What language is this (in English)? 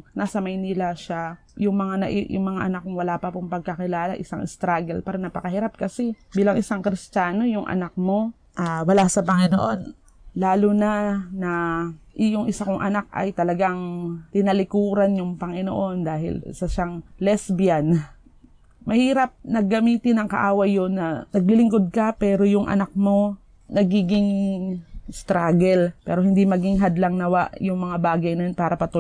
Filipino